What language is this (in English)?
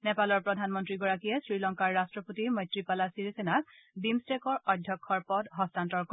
Assamese